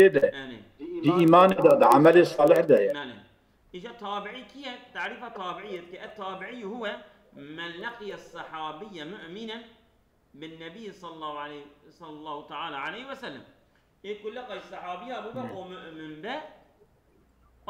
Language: Arabic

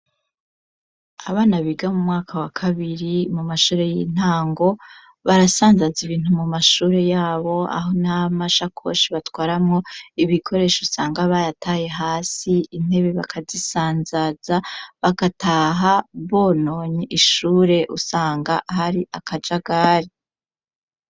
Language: Rundi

